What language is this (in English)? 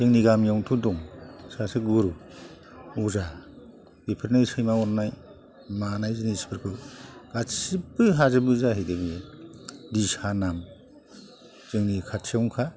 Bodo